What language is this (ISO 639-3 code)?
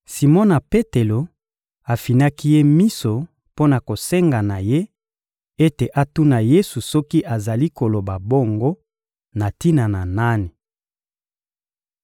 lin